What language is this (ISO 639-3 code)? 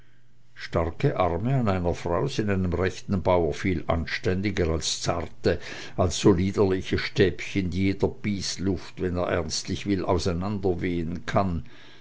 deu